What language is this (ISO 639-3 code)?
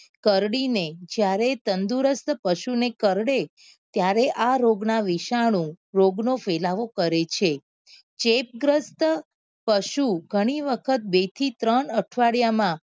guj